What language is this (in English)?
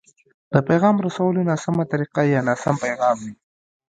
Pashto